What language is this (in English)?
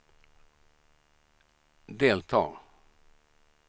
Swedish